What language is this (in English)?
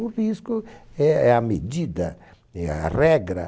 Portuguese